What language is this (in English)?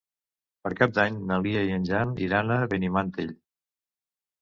Catalan